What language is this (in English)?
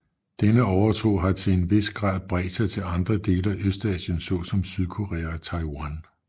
Danish